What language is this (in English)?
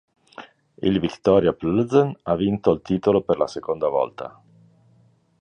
Italian